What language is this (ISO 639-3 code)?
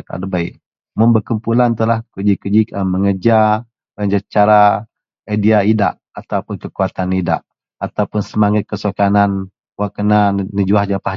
mel